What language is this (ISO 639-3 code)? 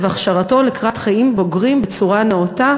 heb